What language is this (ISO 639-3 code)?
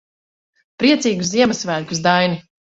lav